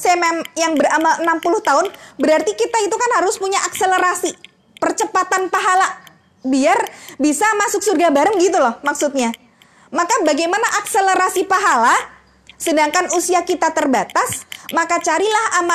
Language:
Indonesian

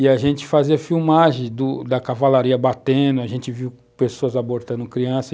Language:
Portuguese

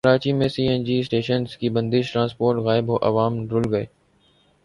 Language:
Urdu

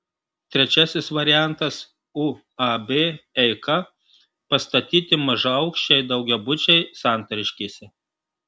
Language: Lithuanian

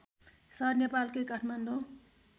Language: Nepali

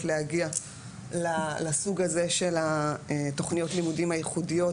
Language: Hebrew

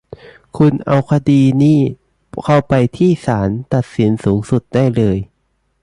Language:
Thai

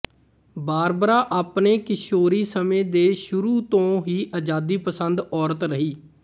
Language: Punjabi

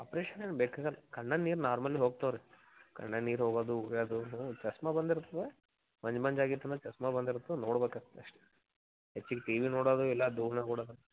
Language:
Kannada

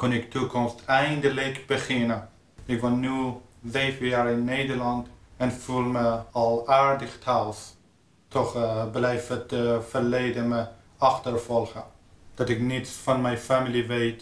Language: Dutch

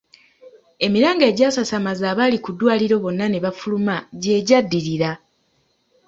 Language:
Ganda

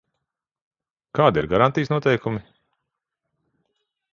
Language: Latvian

